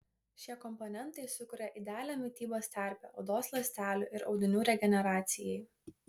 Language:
Lithuanian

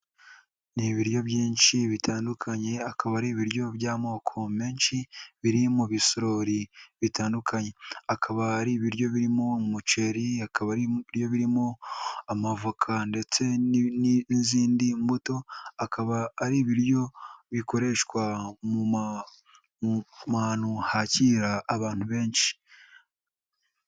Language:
Kinyarwanda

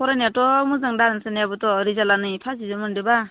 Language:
Bodo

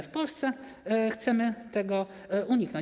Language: Polish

